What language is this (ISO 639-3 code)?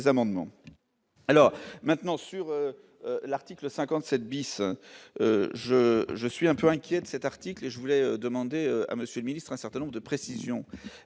fra